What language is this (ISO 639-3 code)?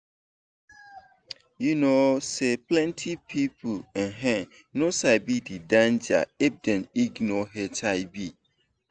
pcm